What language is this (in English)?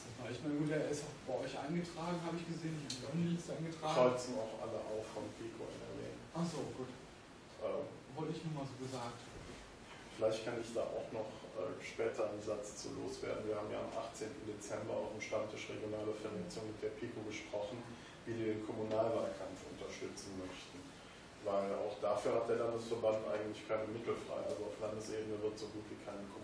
German